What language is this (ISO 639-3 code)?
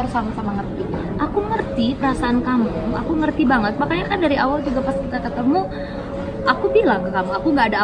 ind